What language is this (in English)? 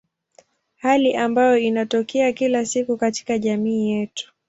Swahili